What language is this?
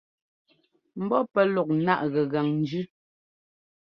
Ngomba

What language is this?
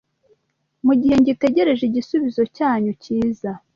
Kinyarwanda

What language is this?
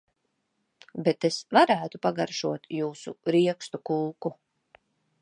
Latvian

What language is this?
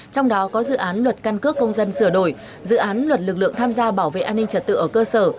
Vietnamese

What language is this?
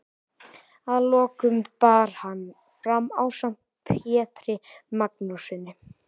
Icelandic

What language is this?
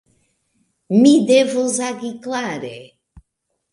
Esperanto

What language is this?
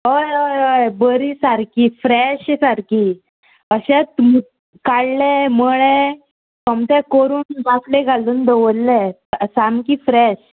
Konkani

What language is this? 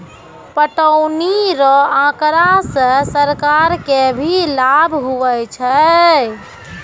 Maithili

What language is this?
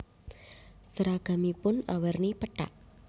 Javanese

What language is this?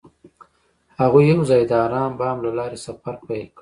Pashto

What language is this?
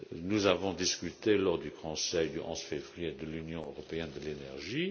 French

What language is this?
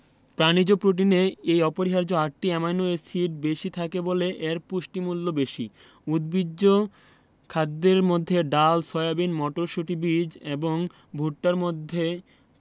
Bangla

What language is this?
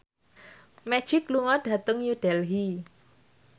Javanese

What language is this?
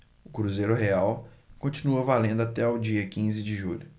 Portuguese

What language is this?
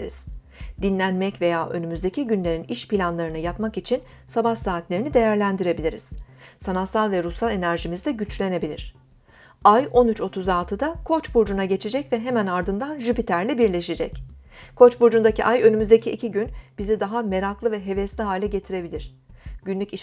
Turkish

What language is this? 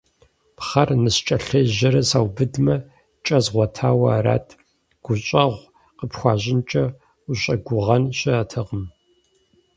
Kabardian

